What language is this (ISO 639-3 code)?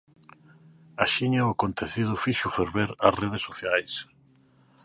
glg